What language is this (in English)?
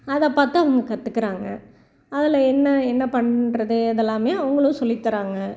Tamil